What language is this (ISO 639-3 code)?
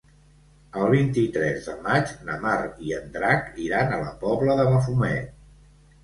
cat